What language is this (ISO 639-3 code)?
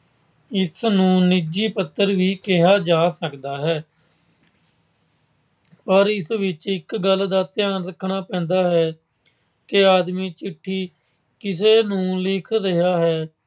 pan